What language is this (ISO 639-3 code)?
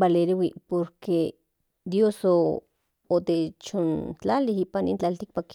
nhn